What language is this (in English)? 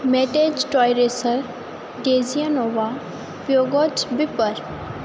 Punjabi